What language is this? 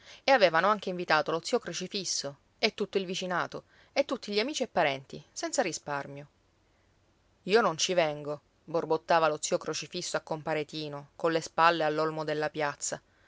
Italian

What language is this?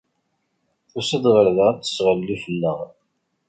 Kabyle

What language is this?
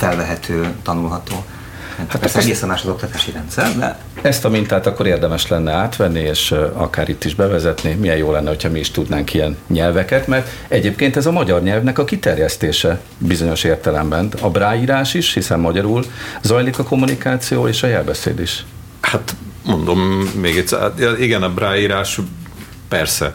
Hungarian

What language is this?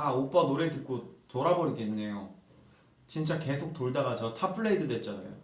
Korean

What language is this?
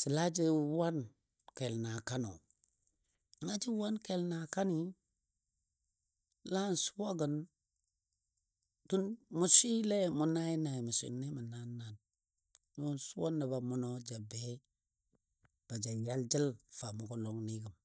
Dadiya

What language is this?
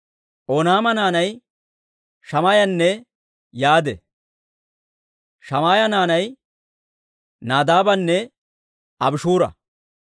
Dawro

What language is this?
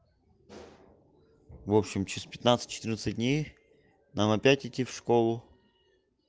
Russian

